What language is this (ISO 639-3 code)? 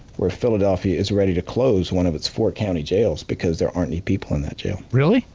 eng